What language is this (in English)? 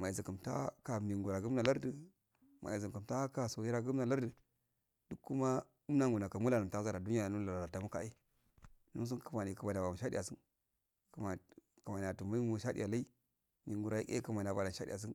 Afade